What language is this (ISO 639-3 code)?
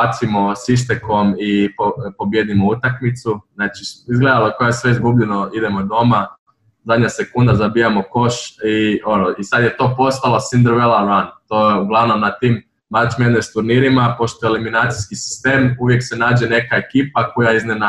hrv